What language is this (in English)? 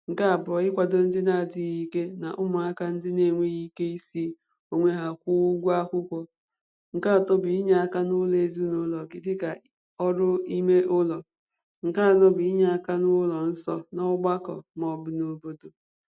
Igbo